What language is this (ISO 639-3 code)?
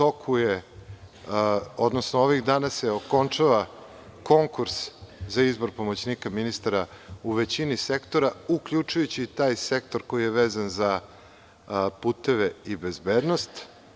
srp